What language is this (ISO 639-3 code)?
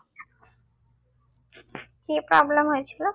ben